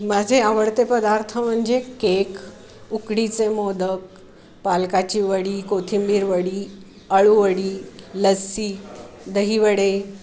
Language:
Marathi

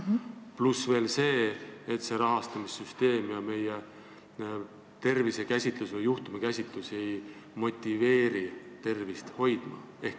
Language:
Estonian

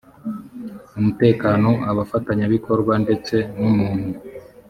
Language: Kinyarwanda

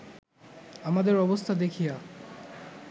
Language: Bangla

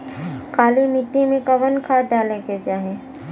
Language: Bhojpuri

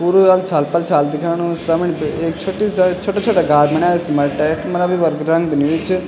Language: Garhwali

